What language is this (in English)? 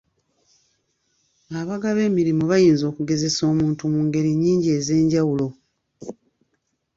Ganda